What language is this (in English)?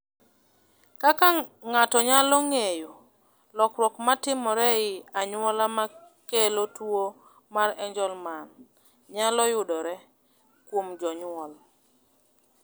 Luo (Kenya and Tanzania)